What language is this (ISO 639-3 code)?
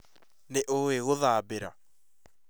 kik